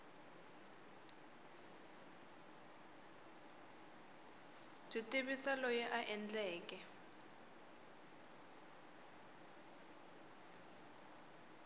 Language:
Tsonga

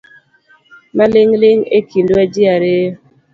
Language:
Luo (Kenya and Tanzania)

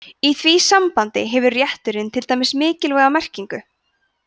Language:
Icelandic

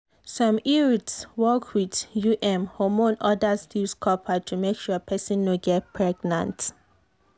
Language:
Nigerian Pidgin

